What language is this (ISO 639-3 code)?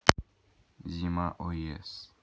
rus